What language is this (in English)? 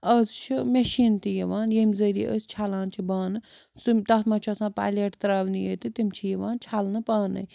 Kashmiri